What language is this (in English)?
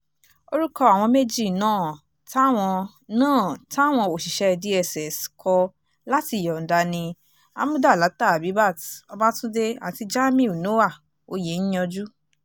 Yoruba